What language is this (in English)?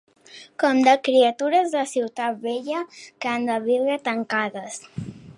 Catalan